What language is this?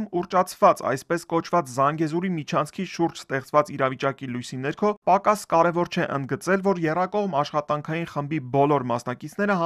Romanian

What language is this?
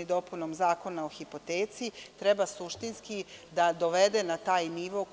Serbian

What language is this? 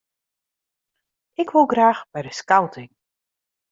Western Frisian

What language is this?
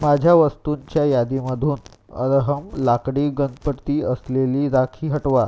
Marathi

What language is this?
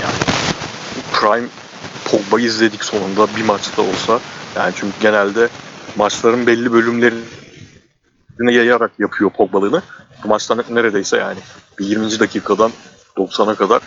Turkish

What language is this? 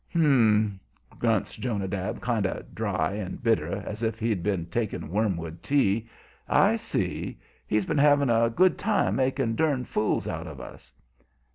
English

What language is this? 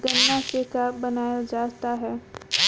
Bhojpuri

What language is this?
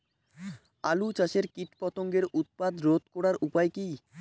Bangla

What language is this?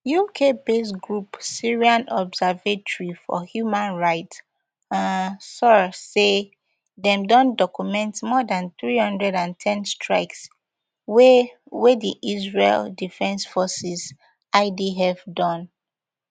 Nigerian Pidgin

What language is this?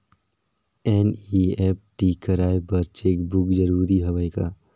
Chhattisgarhi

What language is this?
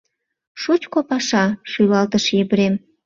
Mari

